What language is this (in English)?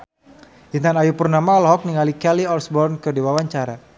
Sundanese